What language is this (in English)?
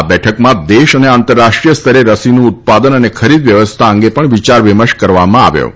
Gujarati